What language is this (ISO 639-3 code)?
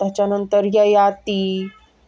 mar